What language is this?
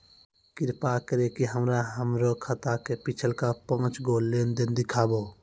Maithili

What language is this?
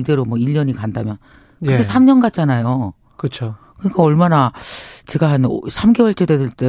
Korean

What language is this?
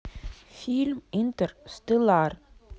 Russian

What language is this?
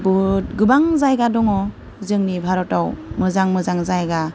Bodo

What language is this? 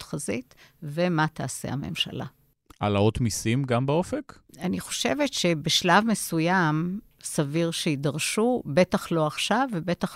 Hebrew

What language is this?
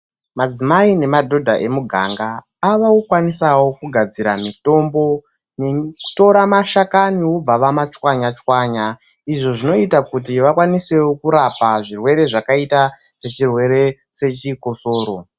Ndau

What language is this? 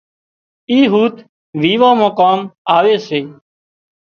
Wadiyara Koli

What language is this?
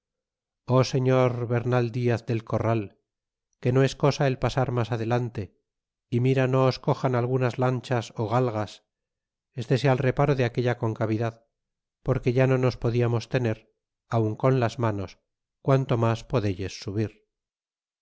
Spanish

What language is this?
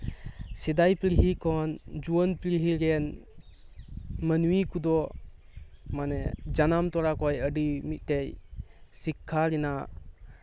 Santali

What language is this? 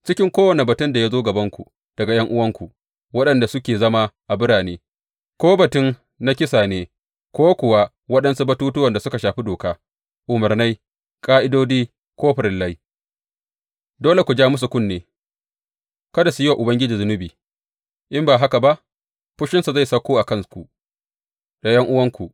Hausa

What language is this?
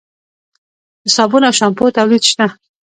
Pashto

